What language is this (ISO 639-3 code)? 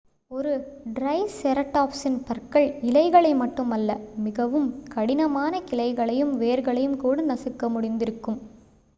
tam